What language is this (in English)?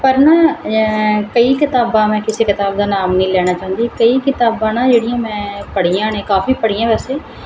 Punjabi